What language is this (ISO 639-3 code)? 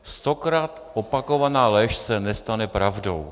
ces